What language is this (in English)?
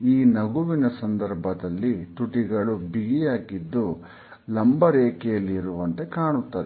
Kannada